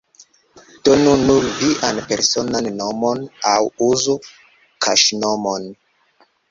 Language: Esperanto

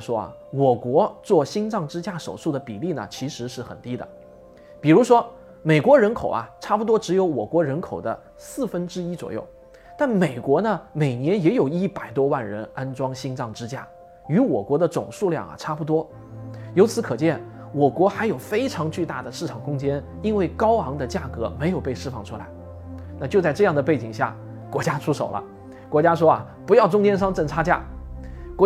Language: Chinese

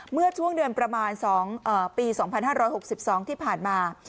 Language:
Thai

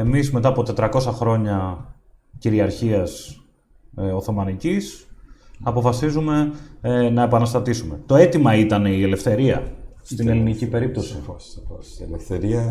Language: Greek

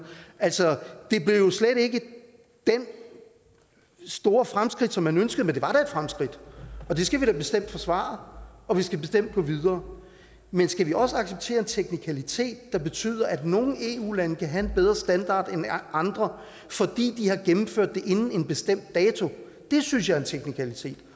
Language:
Danish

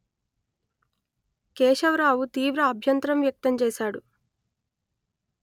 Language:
Telugu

